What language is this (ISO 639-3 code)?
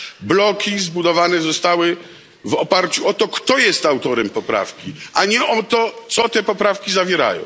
pol